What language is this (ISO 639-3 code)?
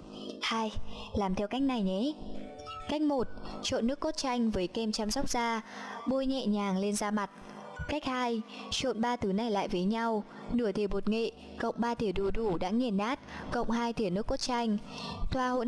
vie